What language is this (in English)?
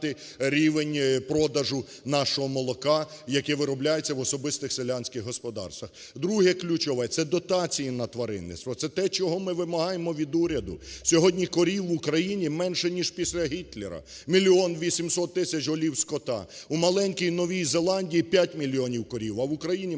Ukrainian